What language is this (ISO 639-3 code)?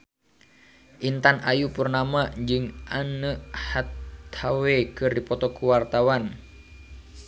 sun